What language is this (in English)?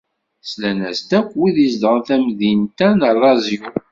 Kabyle